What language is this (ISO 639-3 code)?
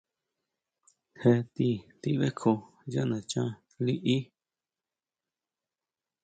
mau